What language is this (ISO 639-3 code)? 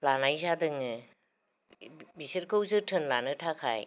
brx